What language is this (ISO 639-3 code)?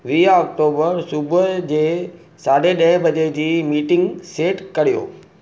snd